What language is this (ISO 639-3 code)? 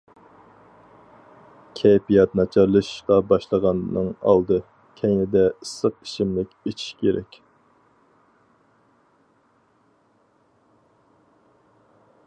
uig